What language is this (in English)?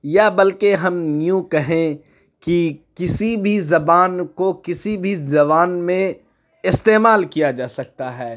Urdu